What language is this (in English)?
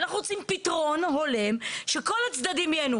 Hebrew